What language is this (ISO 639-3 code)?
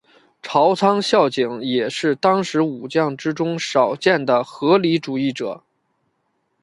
zho